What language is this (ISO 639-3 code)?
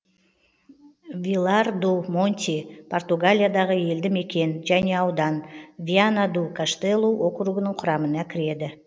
kaz